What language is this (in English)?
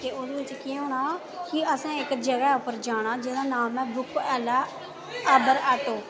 Dogri